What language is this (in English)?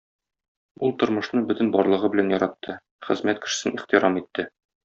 Tatar